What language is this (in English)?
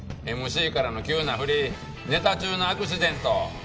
Japanese